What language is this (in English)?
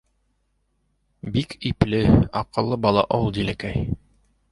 Bashkir